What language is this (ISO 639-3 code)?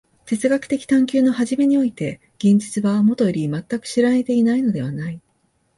jpn